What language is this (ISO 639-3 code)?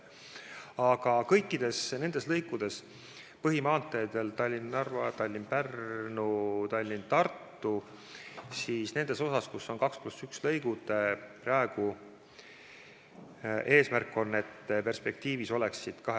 est